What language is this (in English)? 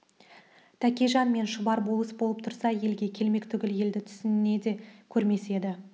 Kazakh